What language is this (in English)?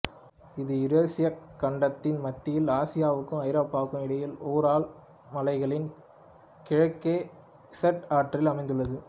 Tamil